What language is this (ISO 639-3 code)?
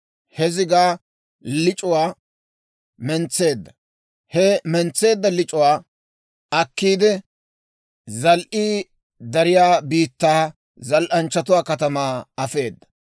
dwr